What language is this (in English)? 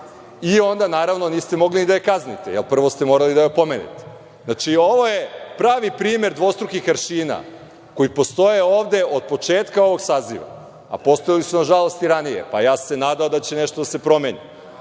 Serbian